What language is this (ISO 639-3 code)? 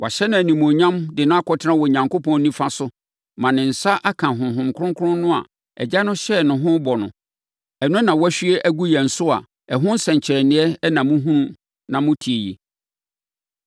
aka